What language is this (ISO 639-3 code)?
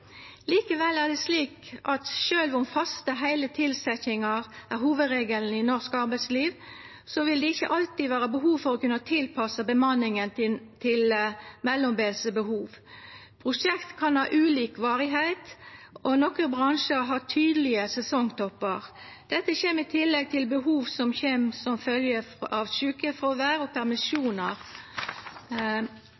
nno